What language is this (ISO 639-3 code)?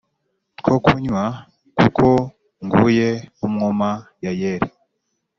kin